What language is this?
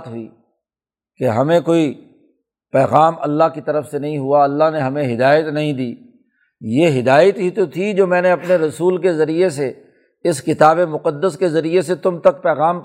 Urdu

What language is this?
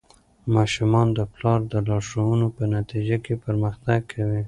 Pashto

